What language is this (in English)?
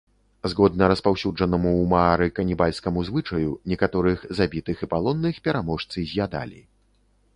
Belarusian